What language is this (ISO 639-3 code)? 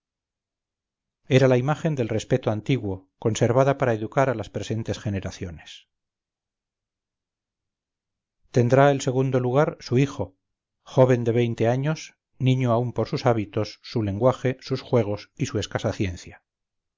spa